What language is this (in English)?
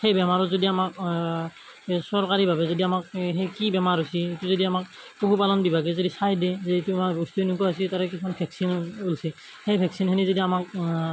Assamese